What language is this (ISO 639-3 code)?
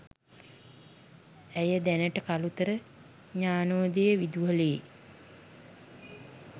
sin